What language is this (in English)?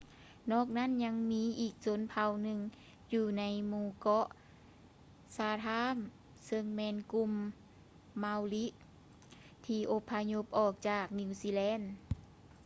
Lao